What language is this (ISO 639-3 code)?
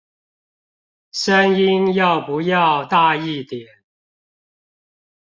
zho